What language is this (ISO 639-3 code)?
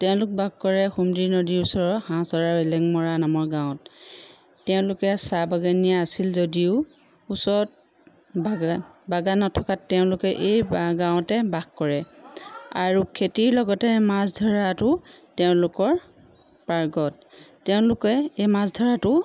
asm